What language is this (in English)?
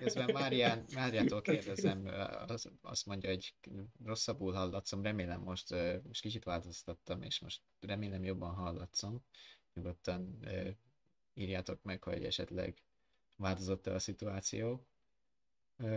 Hungarian